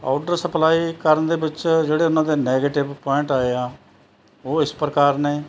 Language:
Punjabi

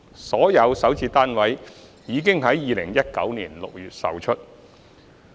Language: Cantonese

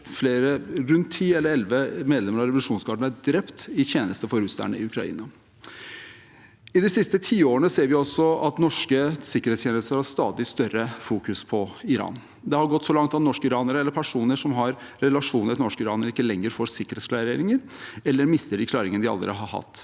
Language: Norwegian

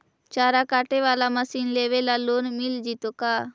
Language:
Magahi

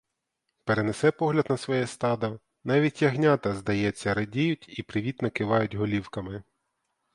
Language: Ukrainian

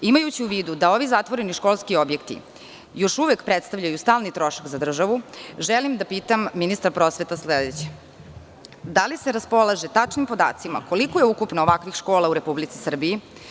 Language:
Serbian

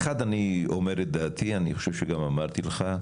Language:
Hebrew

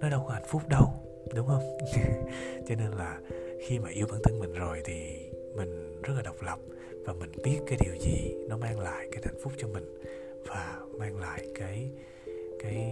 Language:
Vietnamese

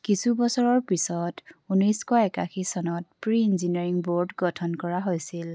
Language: Assamese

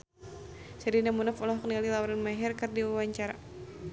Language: Sundanese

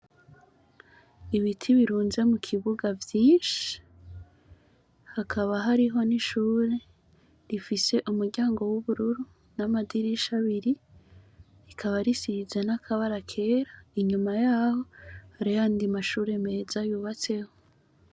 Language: Rundi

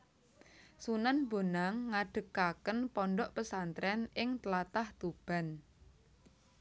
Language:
Javanese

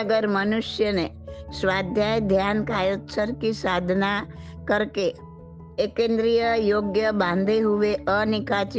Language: Gujarati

